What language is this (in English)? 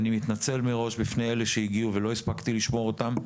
Hebrew